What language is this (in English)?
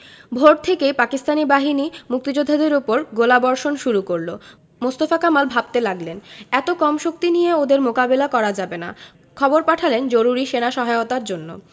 Bangla